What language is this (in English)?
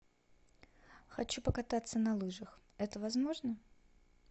Russian